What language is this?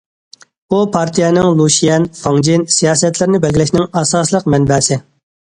Uyghur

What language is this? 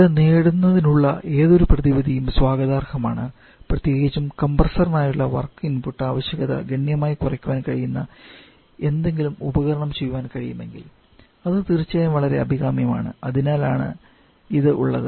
Malayalam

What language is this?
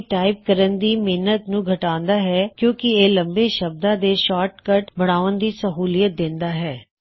Punjabi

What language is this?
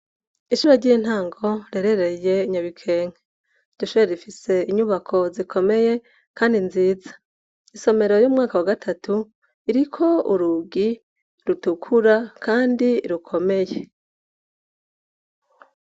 Rundi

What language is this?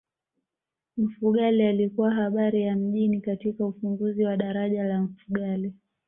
Swahili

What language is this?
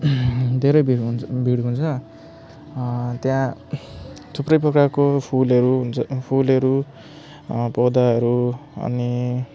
Nepali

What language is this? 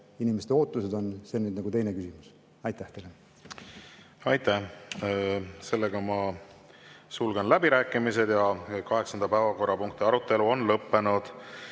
Estonian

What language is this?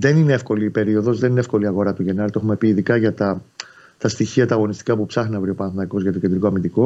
Greek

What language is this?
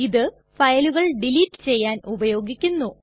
Malayalam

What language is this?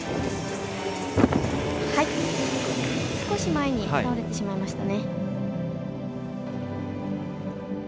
Japanese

